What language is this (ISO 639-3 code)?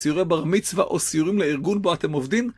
heb